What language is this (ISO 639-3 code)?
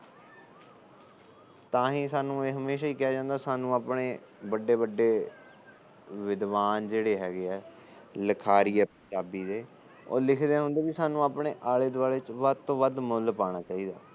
pan